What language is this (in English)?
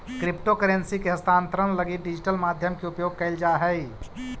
Magahi